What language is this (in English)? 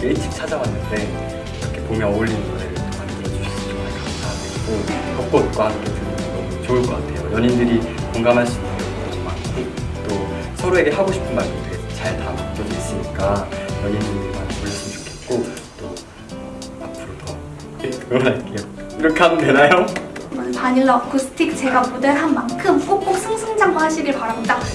Korean